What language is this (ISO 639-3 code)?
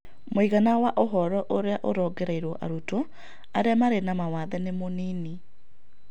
kik